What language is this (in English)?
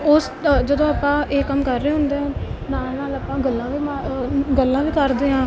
Punjabi